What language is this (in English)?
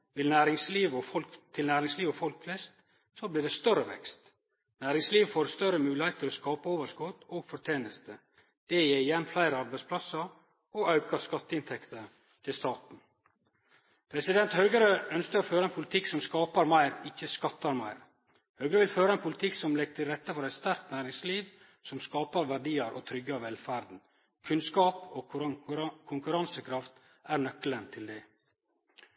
Norwegian Nynorsk